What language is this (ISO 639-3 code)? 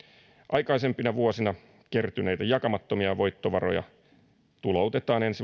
fin